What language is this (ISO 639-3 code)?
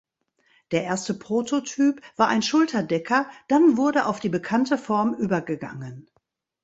deu